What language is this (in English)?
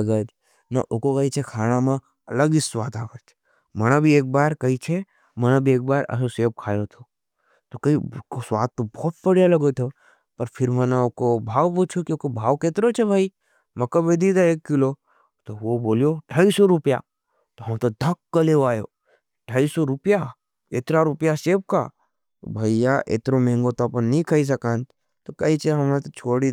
Nimadi